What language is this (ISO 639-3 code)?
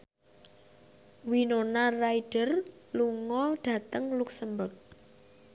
jav